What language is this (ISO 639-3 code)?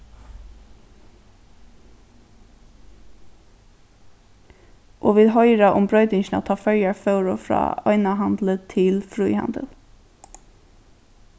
fao